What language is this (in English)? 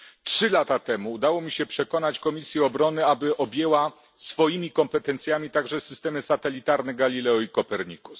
Polish